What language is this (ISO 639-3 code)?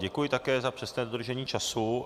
ces